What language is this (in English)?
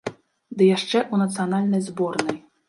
Belarusian